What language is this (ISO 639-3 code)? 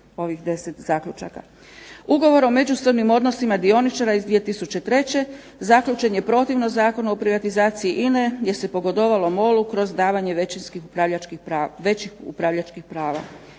hrv